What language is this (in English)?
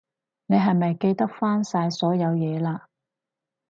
Cantonese